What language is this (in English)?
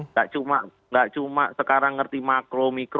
Indonesian